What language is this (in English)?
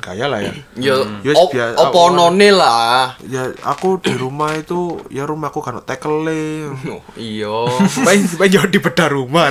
Indonesian